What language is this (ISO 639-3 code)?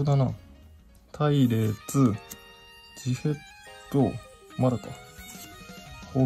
jpn